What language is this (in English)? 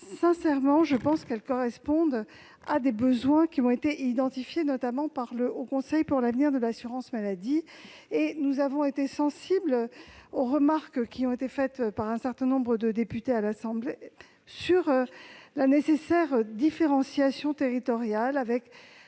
French